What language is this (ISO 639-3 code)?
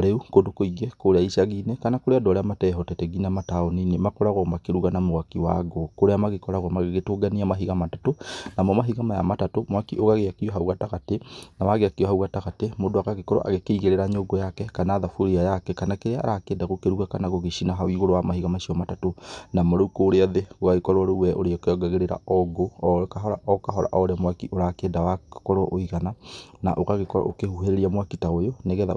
kik